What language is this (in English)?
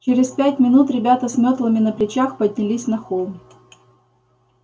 Russian